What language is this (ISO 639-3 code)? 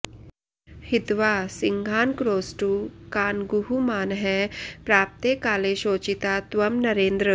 san